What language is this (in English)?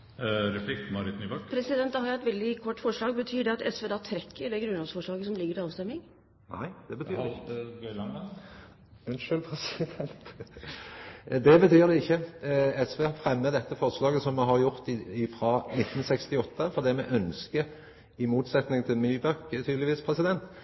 Norwegian